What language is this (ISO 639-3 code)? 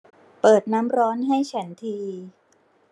tha